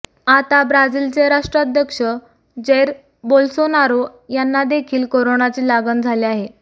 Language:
Marathi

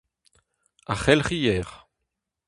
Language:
Breton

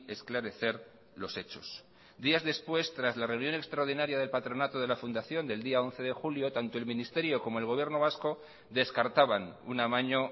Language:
Spanish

